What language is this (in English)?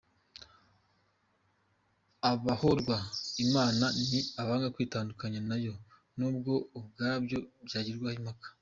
Kinyarwanda